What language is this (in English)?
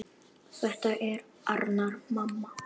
Icelandic